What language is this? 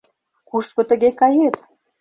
Mari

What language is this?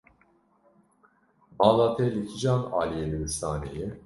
Kurdish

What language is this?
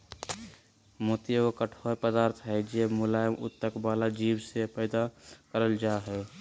Magahi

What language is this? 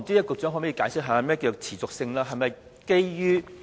Cantonese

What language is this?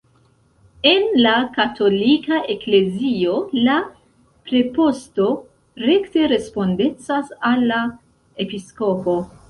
Esperanto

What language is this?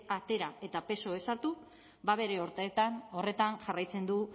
Basque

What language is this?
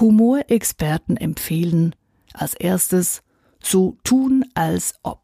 German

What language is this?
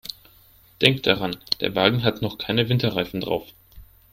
German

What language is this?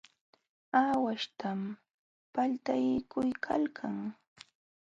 Jauja Wanca Quechua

